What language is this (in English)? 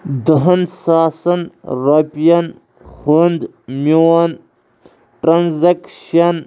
Kashmiri